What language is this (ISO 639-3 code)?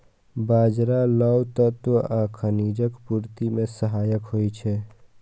mai